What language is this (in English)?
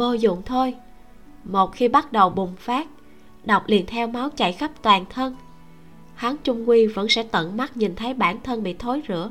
Vietnamese